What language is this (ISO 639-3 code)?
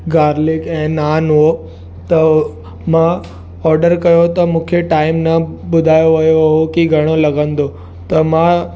snd